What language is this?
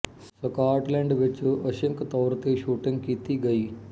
Punjabi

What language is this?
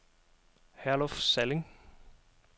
Danish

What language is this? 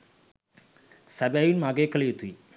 Sinhala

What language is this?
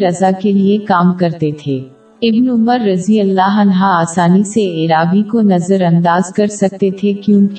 Urdu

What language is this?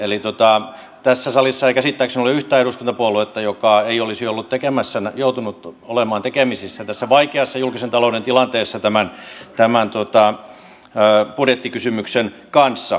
Finnish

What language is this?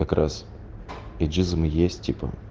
Russian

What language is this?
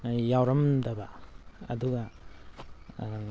Manipuri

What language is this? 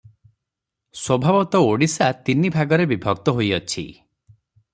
Odia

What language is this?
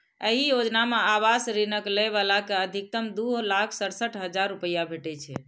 Maithili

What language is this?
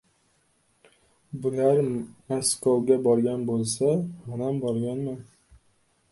Uzbek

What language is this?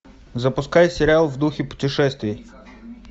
Russian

